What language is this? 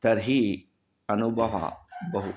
Sanskrit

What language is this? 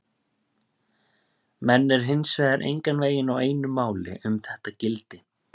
Icelandic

